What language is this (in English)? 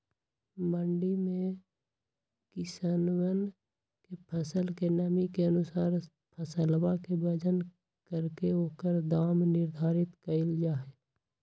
Magahi